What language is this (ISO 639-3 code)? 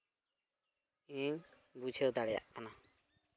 sat